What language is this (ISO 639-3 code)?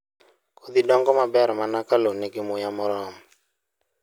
luo